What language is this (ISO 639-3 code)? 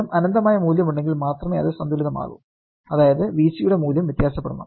mal